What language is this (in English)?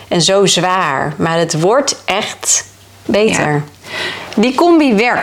Dutch